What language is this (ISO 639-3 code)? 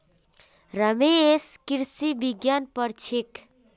mag